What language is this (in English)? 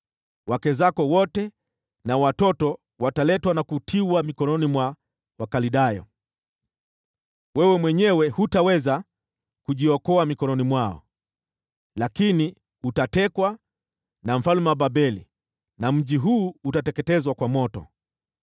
Swahili